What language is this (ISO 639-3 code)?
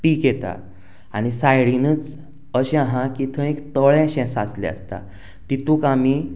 kok